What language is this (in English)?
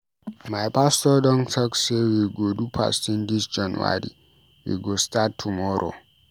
Nigerian Pidgin